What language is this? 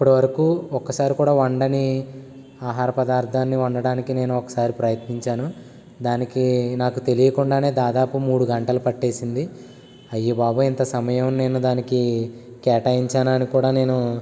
Telugu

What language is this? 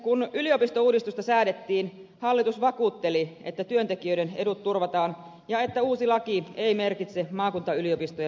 Finnish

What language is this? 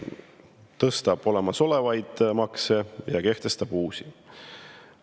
Estonian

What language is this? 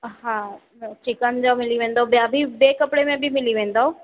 Sindhi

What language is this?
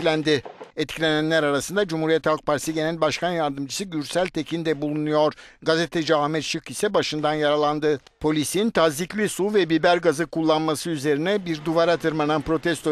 Turkish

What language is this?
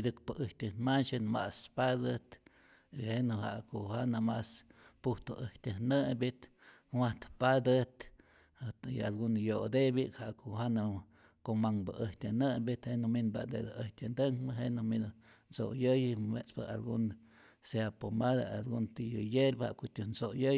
Rayón Zoque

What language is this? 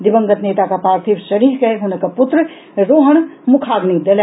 Maithili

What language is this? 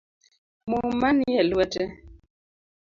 Luo (Kenya and Tanzania)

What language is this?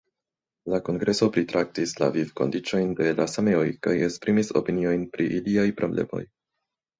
Esperanto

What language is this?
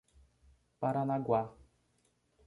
Portuguese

